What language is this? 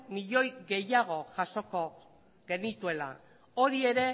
Basque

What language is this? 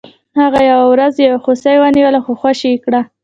Pashto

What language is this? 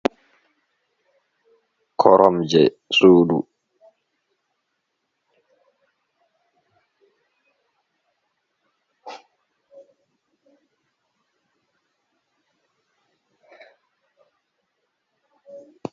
Fula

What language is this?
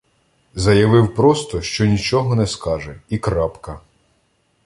Ukrainian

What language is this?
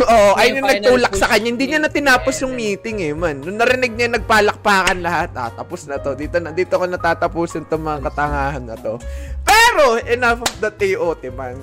Filipino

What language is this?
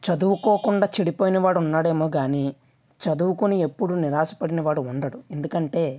Telugu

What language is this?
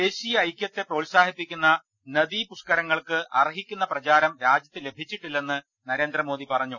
Malayalam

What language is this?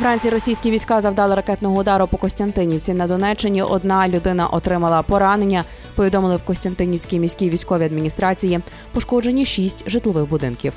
Ukrainian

